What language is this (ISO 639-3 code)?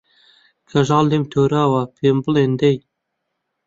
ckb